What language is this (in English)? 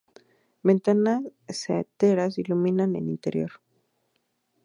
Spanish